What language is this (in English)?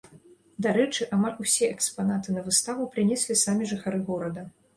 Belarusian